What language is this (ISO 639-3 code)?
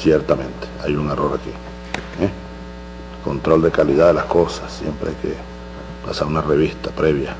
spa